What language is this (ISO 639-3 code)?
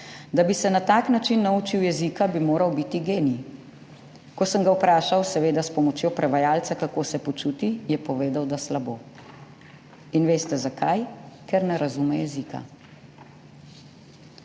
slv